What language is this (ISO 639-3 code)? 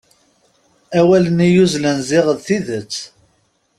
kab